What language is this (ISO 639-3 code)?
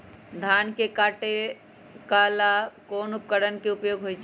mag